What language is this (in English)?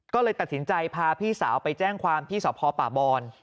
Thai